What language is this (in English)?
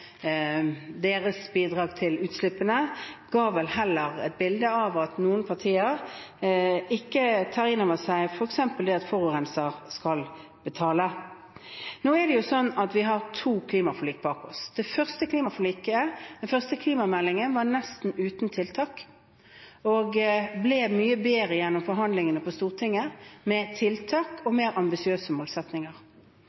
Norwegian Bokmål